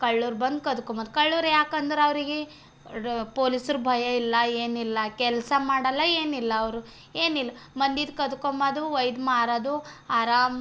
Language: Kannada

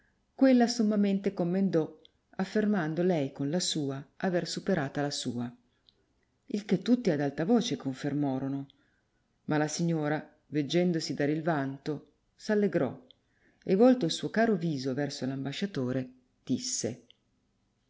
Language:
Italian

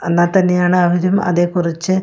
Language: Malayalam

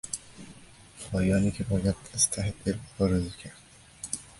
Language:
Persian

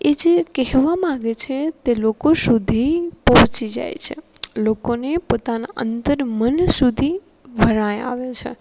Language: Gujarati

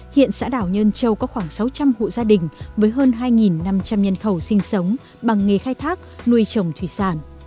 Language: Vietnamese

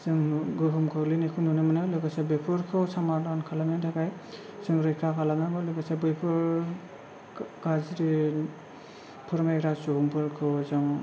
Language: Bodo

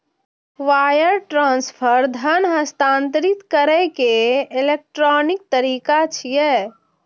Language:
Maithili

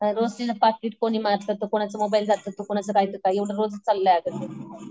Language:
Marathi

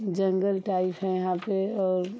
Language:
Hindi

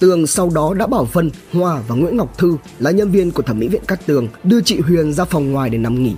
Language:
Vietnamese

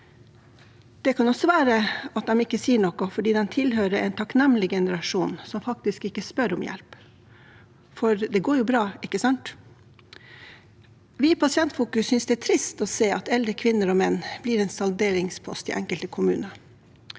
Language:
Norwegian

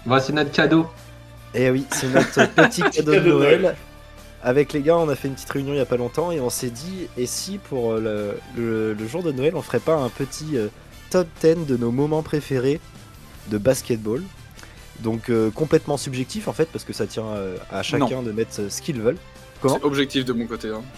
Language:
French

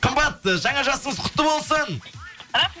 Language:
Kazakh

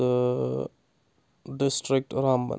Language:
Kashmiri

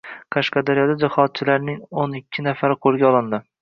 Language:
Uzbek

